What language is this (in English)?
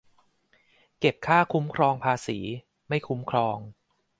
Thai